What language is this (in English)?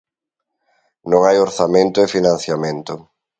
Galician